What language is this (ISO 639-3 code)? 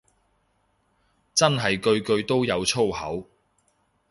yue